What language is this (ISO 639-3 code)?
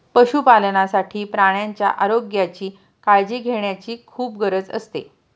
mar